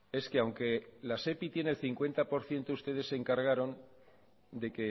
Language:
Spanish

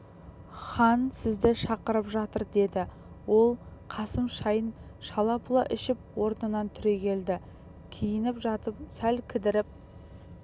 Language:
Kazakh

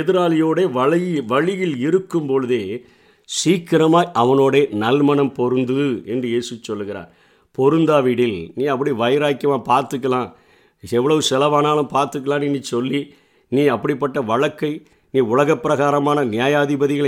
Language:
Tamil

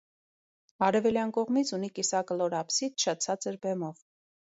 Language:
Armenian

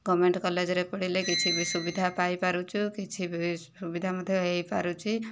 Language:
Odia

